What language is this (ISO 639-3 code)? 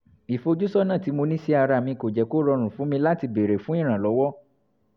yor